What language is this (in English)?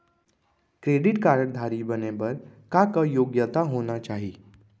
Chhattisgarhi